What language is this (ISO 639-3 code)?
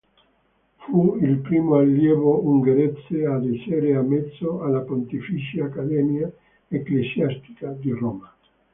ita